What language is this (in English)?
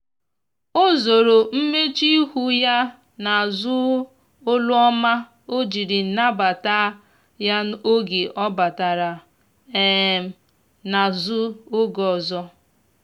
Igbo